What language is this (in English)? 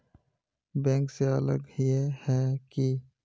Magahi